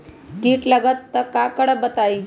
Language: Magahi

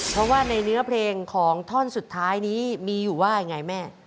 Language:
Thai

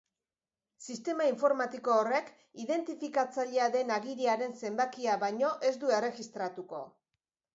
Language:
Basque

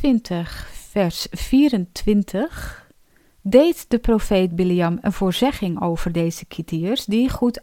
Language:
Dutch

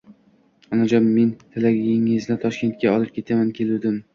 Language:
Uzbek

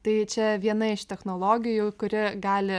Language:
Lithuanian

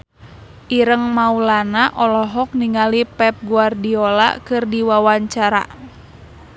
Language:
Sundanese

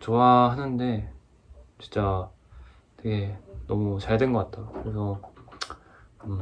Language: Korean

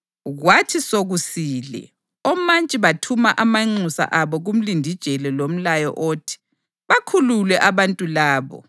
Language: North Ndebele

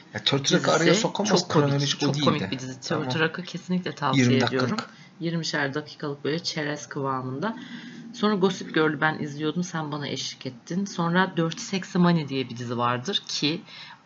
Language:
Turkish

